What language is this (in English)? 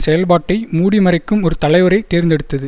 Tamil